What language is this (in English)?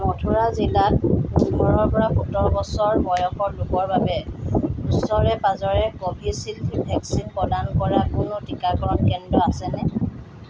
Assamese